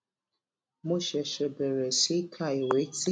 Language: Yoruba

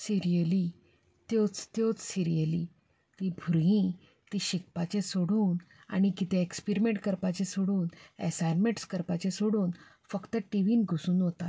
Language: Konkani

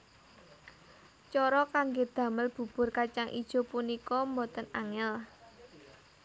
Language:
Javanese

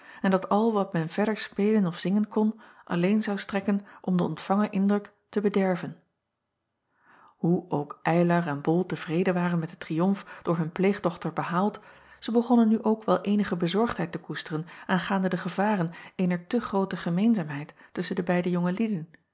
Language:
Dutch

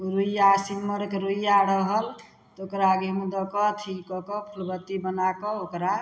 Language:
Maithili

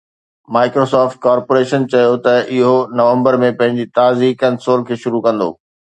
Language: Sindhi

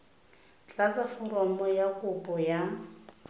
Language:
Tswana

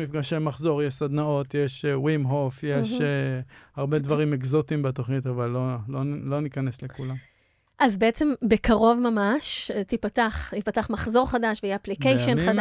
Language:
Hebrew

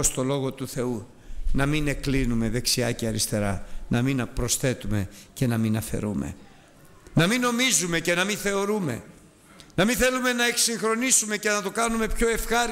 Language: Greek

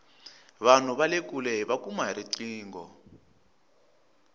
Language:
Tsonga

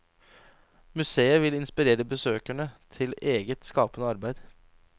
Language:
Norwegian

